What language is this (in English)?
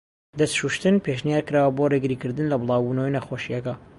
Central Kurdish